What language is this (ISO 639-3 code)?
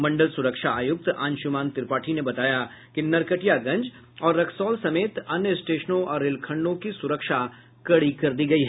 hin